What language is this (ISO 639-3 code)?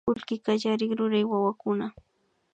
qvi